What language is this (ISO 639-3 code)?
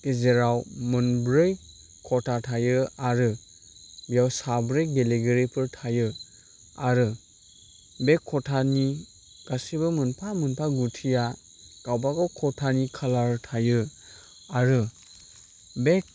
brx